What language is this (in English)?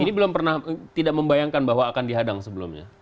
Indonesian